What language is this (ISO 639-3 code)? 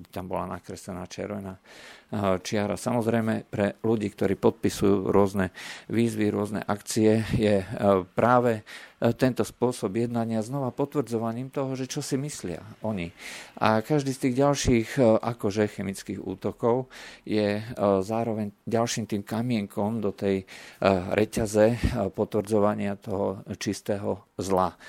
slk